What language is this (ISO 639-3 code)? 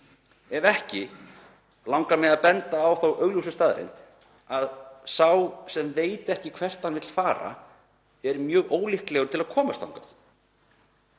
isl